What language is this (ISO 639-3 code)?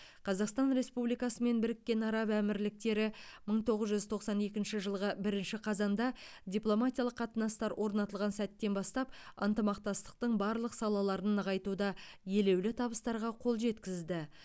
kaz